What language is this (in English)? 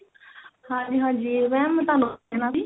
Punjabi